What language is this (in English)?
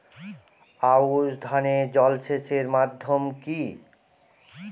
Bangla